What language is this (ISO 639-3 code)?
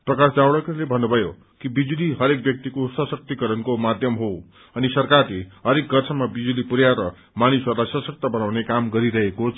nep